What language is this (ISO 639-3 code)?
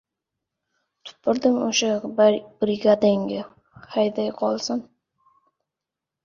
uzb